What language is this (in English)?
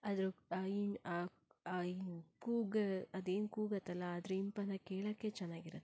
Kannada